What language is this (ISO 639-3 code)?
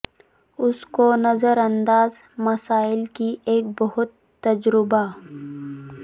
urd